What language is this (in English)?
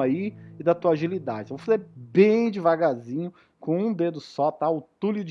Portuguese